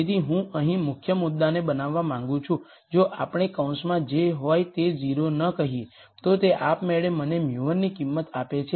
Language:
Gujarati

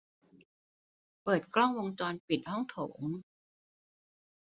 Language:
Thai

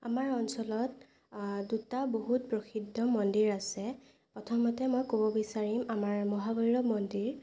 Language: Assamese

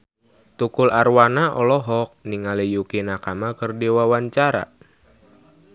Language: Sundanese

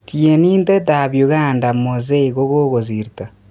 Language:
Kalenjin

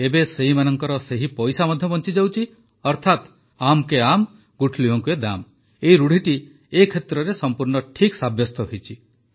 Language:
Odia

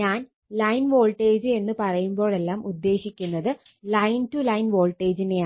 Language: Malayalam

